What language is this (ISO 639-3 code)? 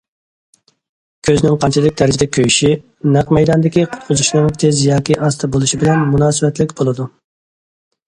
uig